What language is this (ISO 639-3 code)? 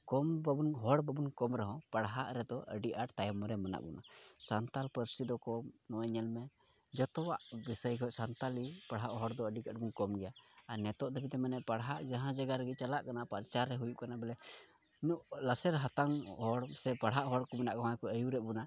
sat